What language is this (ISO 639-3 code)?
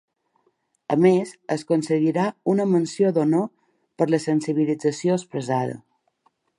cat